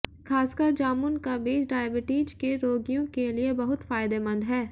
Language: Hindi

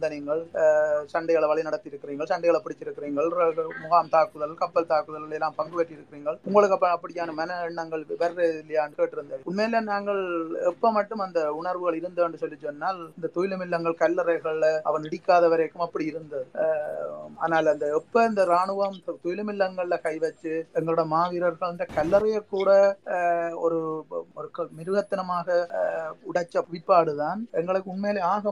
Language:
Tamil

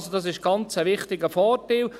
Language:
Swiss German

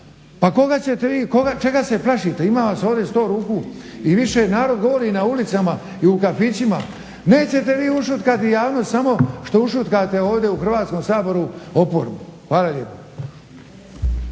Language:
Croatian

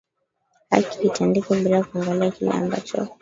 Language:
Swahili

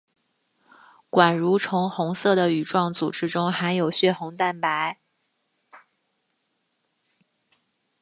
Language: Chinese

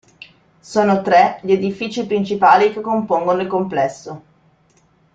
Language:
Italian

